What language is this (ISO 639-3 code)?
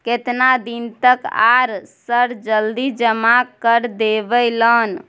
mai